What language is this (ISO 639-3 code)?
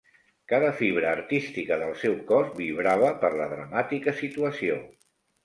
cat